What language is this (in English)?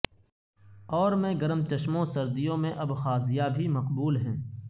Urdu